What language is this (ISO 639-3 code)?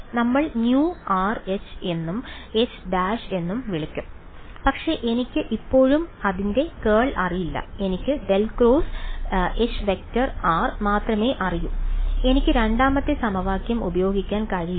mal